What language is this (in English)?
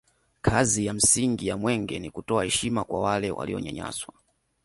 Swahili